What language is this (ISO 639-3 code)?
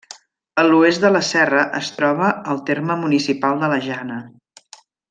cat